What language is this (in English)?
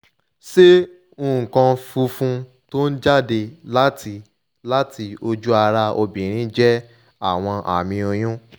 Yoruba